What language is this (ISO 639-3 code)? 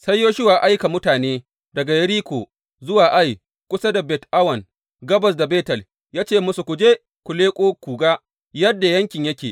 hau